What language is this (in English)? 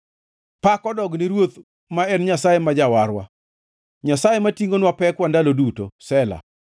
Luo (Kenya and Tanzania)